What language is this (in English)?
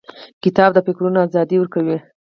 Pashto